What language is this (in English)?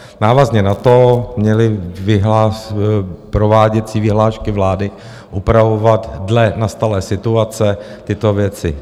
Czech